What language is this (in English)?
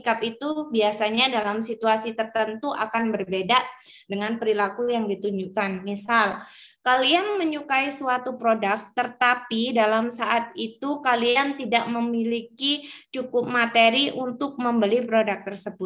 Indonesian